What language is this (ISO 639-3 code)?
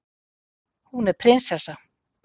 isl